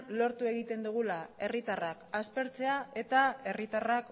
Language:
Basque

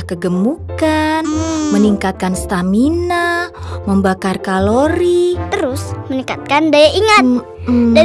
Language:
Indonesian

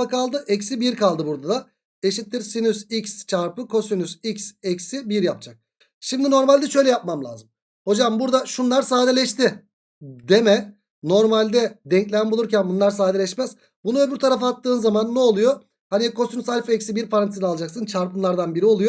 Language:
Turkish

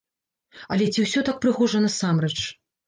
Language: Belarusian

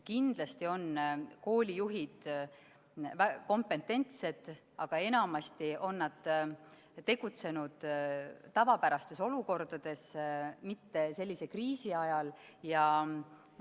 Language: Estonian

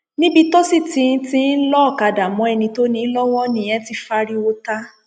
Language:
Yoruba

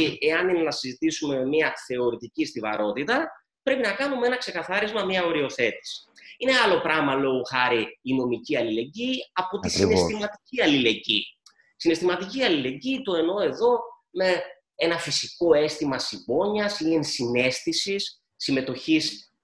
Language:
Greek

